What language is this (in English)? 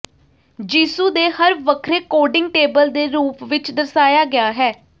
Punjabi